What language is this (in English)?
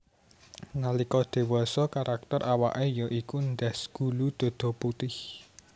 Javanese